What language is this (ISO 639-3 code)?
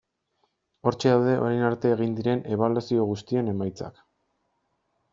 eus